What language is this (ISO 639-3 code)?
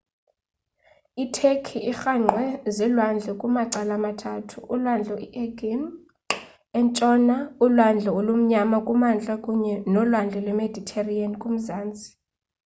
xho